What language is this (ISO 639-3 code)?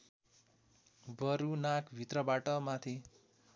nep